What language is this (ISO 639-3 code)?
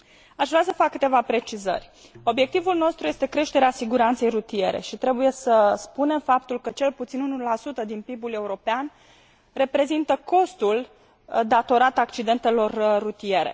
ron